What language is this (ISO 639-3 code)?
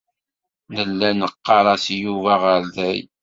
kab